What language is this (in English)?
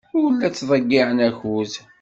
Kabyle